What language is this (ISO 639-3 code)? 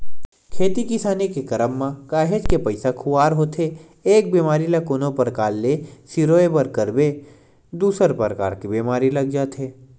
hne